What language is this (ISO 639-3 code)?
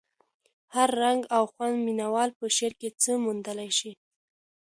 pus